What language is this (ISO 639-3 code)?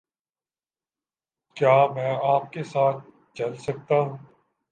urd